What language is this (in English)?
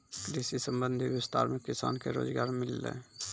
Maithili